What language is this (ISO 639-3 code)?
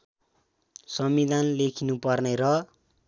nep